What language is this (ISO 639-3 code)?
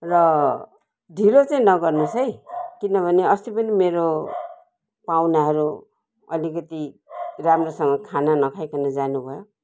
nep